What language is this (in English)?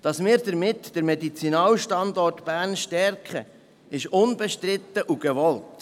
Swiss German